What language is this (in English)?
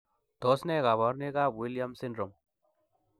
Kalenjin